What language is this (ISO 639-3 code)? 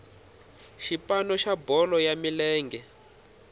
tso